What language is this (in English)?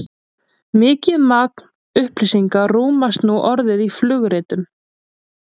Icelandic